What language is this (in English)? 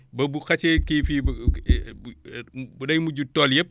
Wolof